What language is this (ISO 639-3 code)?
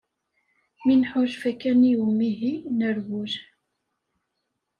kab